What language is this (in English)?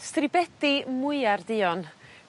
Welsh